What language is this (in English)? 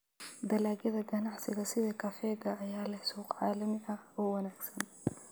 Somali